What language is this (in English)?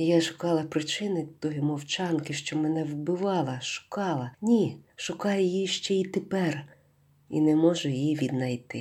Ukrainian